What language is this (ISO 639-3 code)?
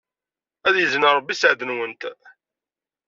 kab